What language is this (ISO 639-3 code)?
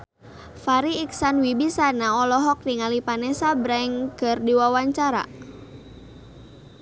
sun